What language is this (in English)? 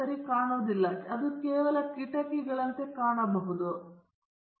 Kannada